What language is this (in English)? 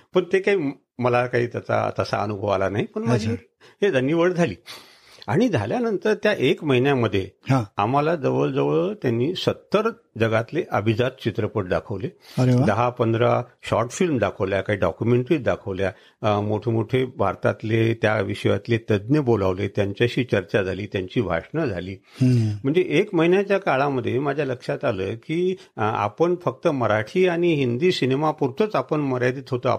Marathi